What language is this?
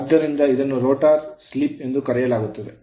Kannada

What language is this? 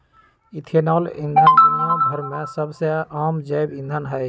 Magahi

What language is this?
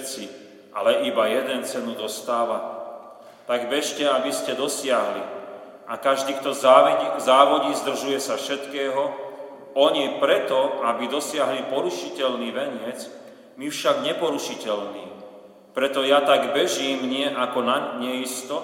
Slovak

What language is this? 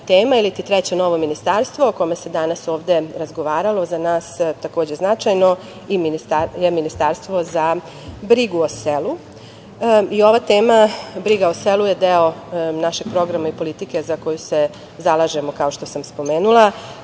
Serbian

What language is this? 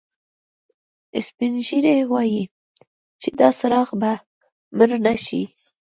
Pashto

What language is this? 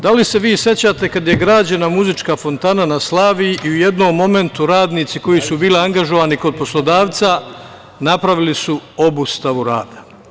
Serbian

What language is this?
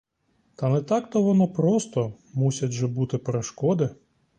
Ukrainian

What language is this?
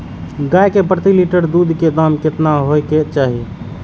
Maithili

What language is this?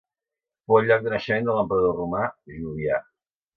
Catalan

